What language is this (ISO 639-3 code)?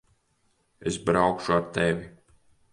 lav